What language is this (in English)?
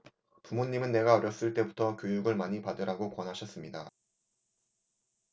Korean